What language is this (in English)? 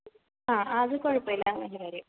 Malayalam